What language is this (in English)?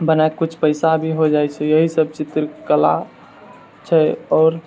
Maithili